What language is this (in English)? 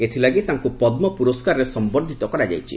Odia